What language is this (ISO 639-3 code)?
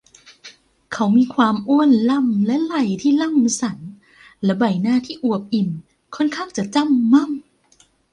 tha